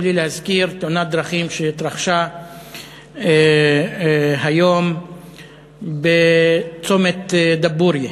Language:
Hebrew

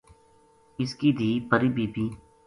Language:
Gujari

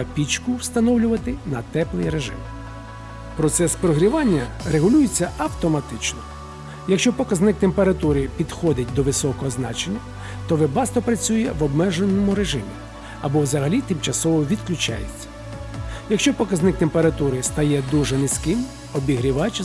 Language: Ukrainian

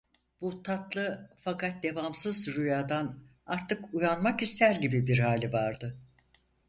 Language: Turkish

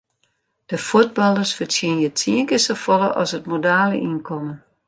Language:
Western Frisian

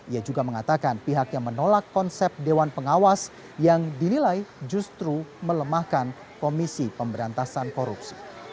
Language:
Indonesian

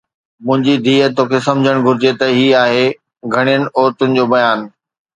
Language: Sindhi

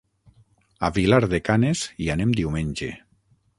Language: Catalan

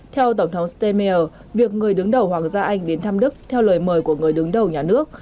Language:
Vietnamese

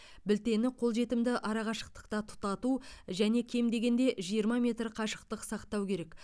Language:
Kazakh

